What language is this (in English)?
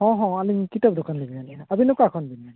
Santali